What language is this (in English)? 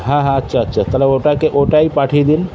Bangla